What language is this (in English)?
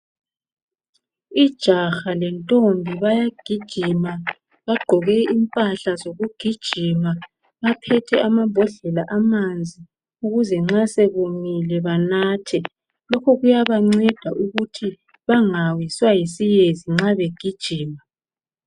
North Ndebele